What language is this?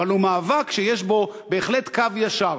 Hebrew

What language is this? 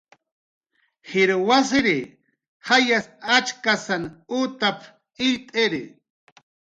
Jaqaru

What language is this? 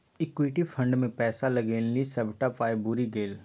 Maithili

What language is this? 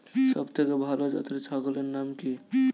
Bangla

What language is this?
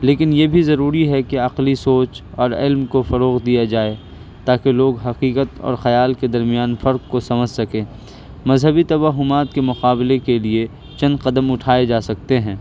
Urdu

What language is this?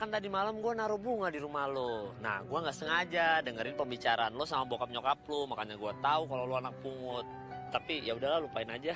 Indonesian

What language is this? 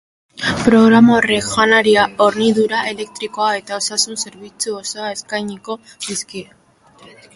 Basque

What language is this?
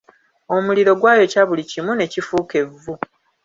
Ganda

